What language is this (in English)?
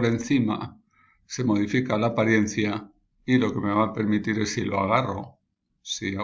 Spanish